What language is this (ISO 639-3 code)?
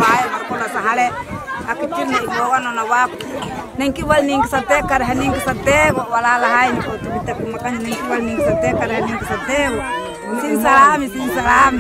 ara